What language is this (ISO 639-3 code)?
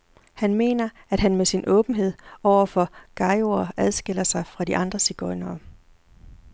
dan